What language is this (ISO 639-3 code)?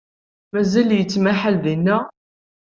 kab